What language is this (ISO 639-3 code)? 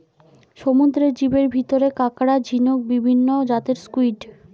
ben